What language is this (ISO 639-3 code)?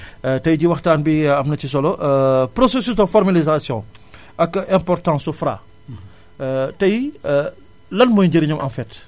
wol